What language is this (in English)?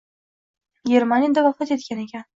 Uzbek